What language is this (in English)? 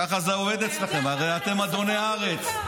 Hebrew